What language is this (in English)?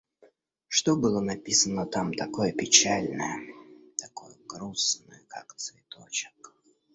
Russian